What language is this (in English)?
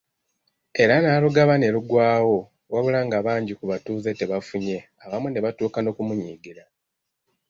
Ganda